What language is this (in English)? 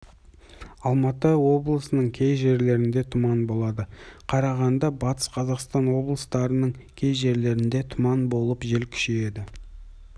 Kazakh